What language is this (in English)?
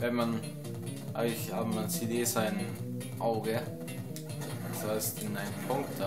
German